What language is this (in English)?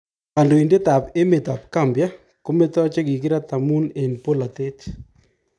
Kalenjin